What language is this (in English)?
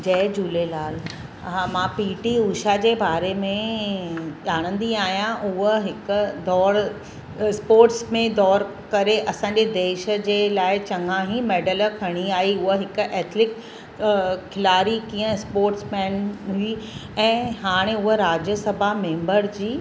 Sindhi